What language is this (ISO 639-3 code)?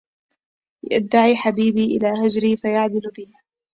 ara